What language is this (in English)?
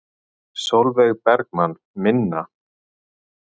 Icelandic